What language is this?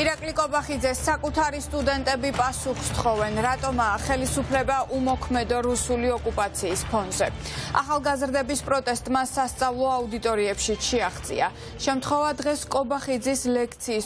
Romanian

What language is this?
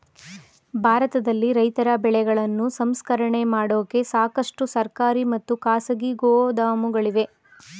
Kannada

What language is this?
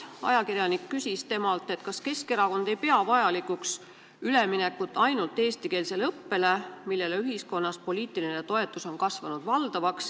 Estonian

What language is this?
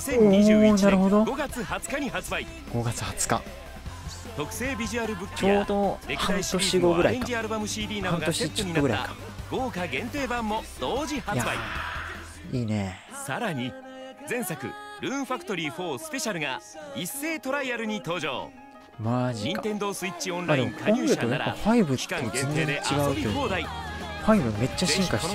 Japanese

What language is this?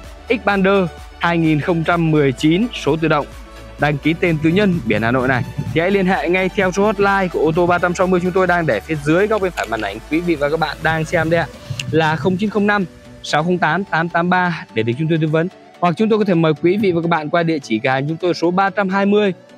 Vietnamese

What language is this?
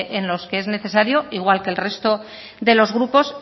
Spanish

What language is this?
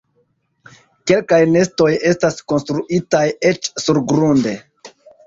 Esperanto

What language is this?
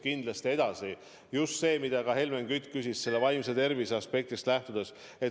Estonian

